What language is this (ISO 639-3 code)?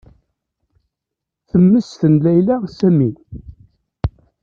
kab